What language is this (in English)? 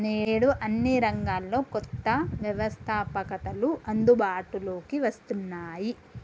Telugu